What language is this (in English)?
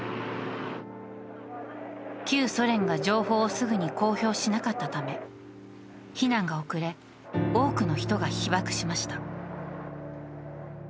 Japanese